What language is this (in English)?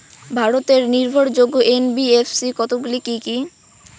Bangla